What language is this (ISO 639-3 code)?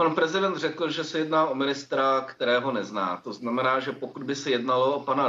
ces